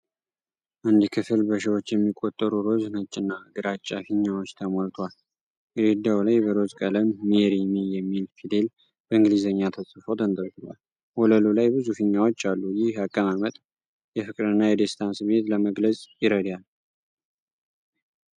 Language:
Amharic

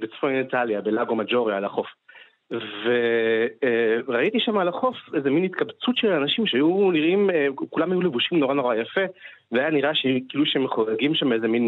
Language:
Hebrew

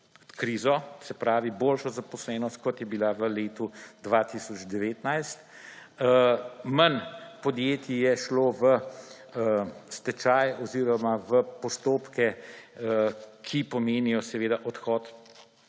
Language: Slovenian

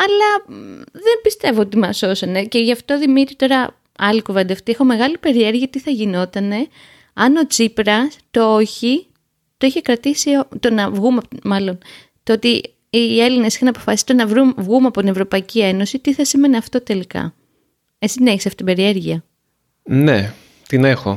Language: Greek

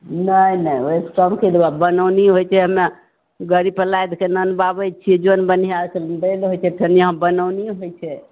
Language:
Maithili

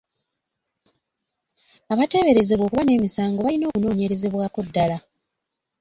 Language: Ganda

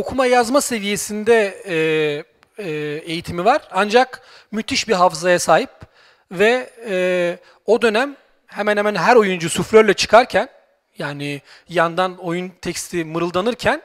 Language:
Turkish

